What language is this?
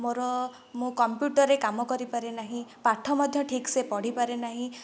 Odia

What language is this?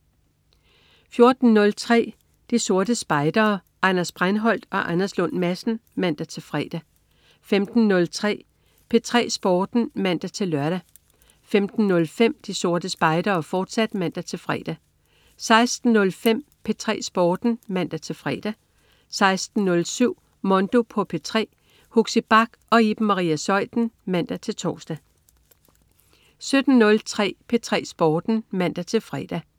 Danish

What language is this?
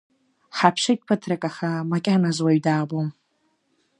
Abkhazian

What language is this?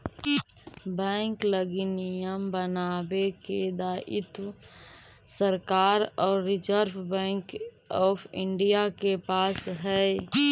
Magahi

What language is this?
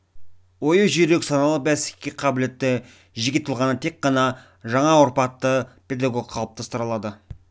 Kazakh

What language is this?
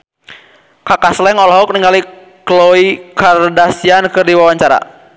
Sundanese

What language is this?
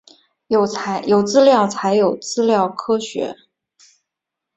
Chinese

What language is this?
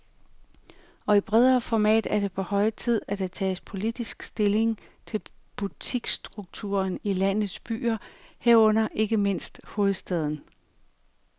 Danish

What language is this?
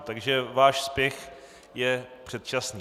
Czech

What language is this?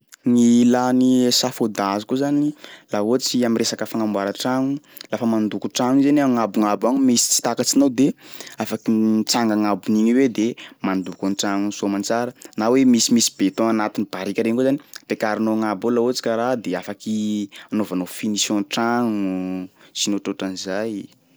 Sakalava Malagasy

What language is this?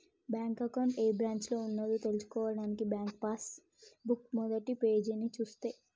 Telugu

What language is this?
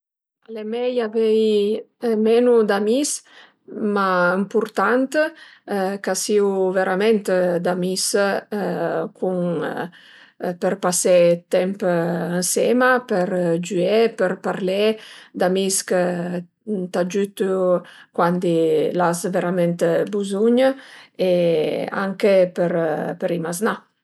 Piedmontese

